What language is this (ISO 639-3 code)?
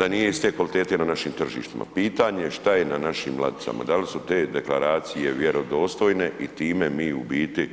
hrv